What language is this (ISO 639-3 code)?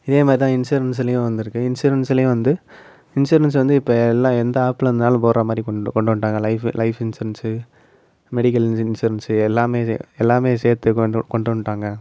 tam